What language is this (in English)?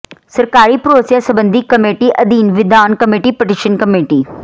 Punjabi